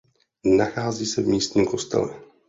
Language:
Czech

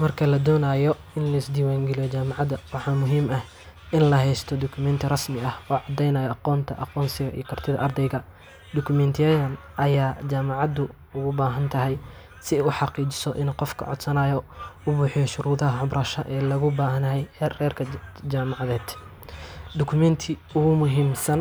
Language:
Somali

